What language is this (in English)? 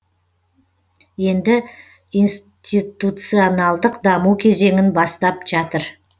Kazakh